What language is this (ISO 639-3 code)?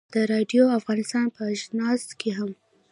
pus